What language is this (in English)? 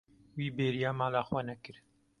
Kurdish